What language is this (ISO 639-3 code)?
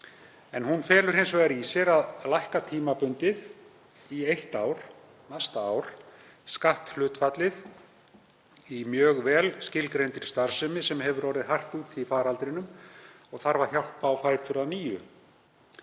isl